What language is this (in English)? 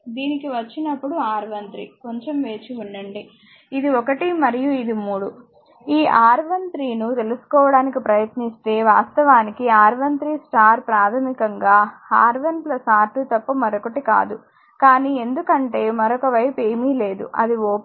Telugu